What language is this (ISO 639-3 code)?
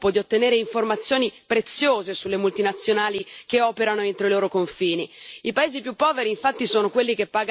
ita